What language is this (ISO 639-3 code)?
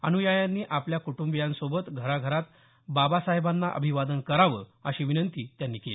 mar